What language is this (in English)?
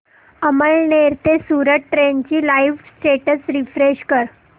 Marathi